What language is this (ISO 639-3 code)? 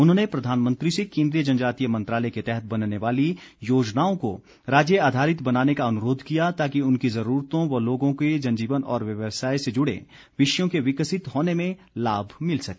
hin